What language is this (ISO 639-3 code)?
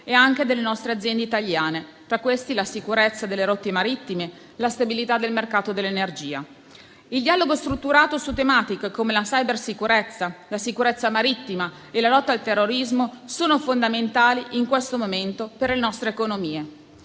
ita